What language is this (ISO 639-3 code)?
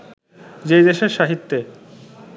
ben